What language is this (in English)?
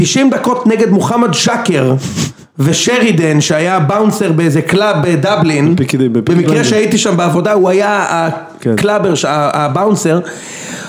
Hebrew